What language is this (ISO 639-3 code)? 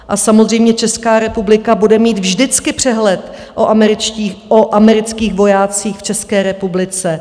ces